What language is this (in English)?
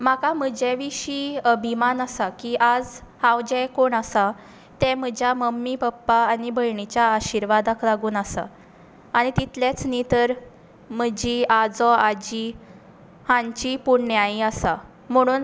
Konkani